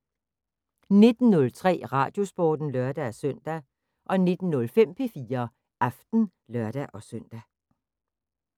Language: Danish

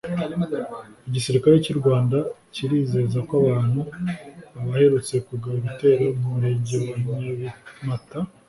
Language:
Kinyarwanda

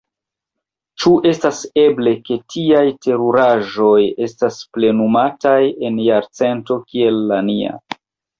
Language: Esperanto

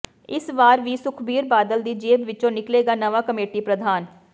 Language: Punjabi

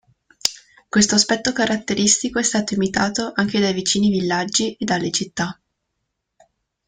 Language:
Italian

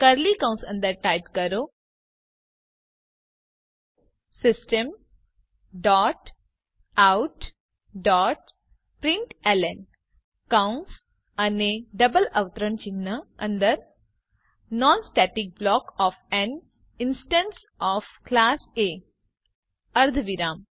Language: Gujarati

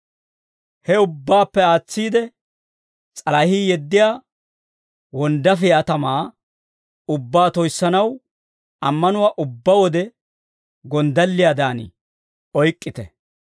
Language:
Dawro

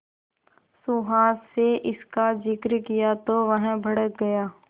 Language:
Hindi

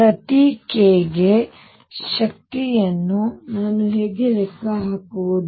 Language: Kannada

